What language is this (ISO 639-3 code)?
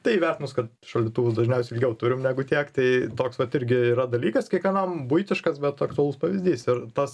lit